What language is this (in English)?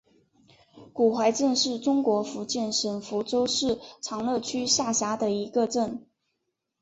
Chinese